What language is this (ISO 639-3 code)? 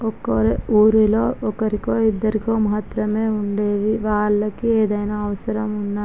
tel